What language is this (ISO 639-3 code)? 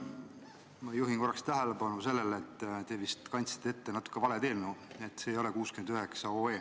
est